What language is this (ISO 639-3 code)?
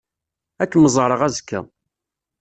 kab